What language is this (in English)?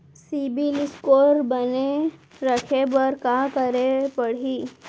Chhattisgarhi